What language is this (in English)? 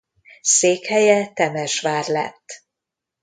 Hungarian